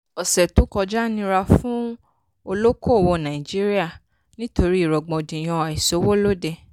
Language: Yoruba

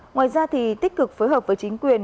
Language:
Vietnamese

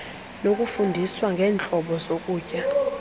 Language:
Xhosa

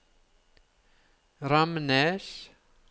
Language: Norwegian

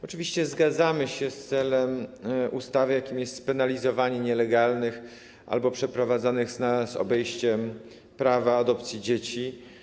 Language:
Polish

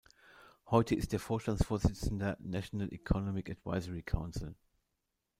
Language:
German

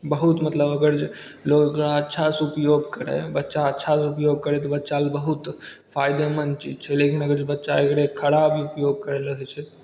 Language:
Maithili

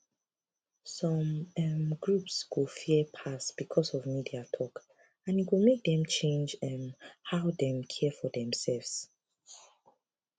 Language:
Nigerian Pidgin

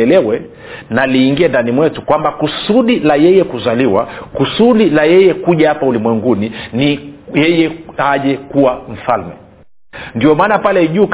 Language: Swahili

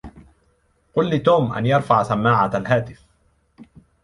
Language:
Arabic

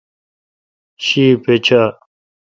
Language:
Kalkoti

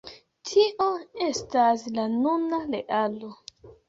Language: Esperanto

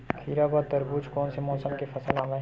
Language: Chhattisgarhi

